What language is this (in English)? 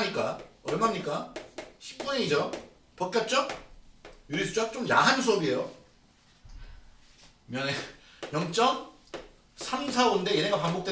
Korean